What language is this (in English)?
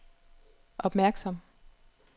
Danish